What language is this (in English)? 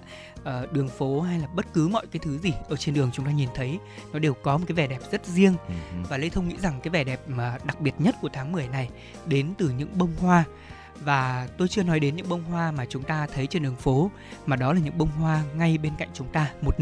Vietnamese